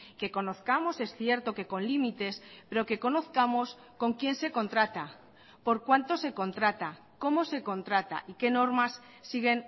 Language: Spanish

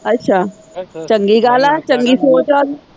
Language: Punjabi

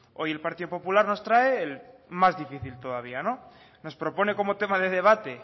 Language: Spanish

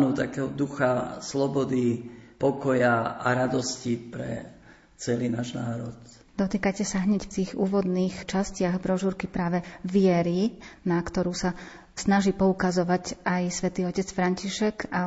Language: Slovak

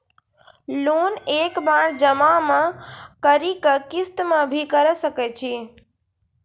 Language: Maithili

